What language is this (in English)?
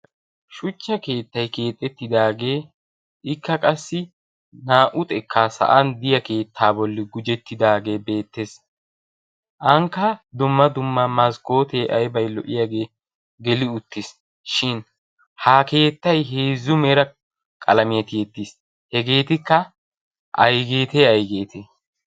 Wolaytta